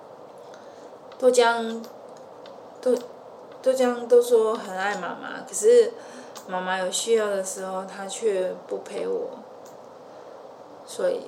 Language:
Chinese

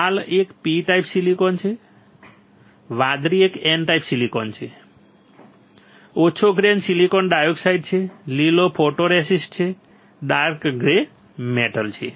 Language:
Gujarati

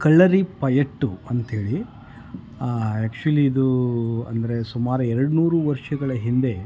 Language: Kannada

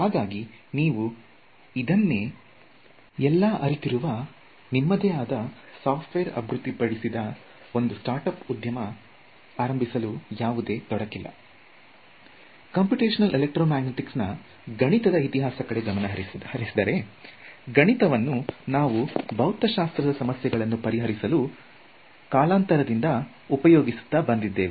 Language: Kannada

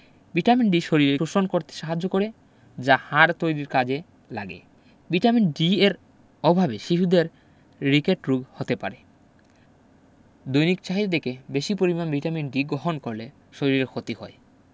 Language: Bangla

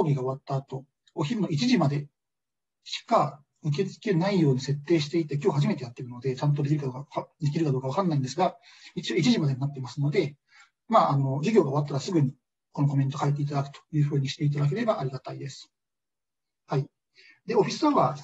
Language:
Japanese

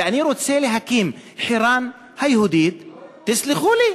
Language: Hebrew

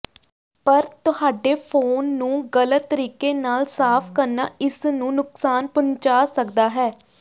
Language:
Punjabi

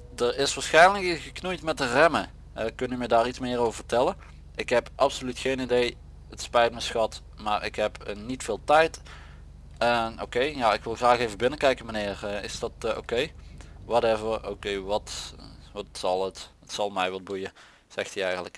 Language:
Dutch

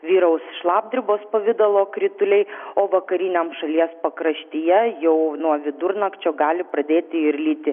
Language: Lithuanian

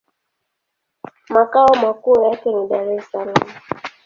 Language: Swahili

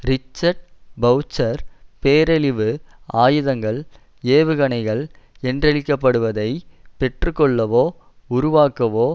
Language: Tamil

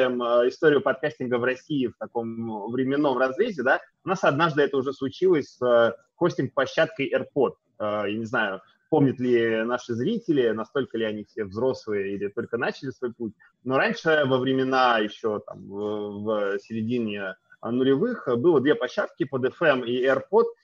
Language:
Russian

